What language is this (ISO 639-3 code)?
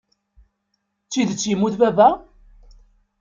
kab